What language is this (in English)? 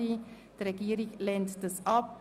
Swiss German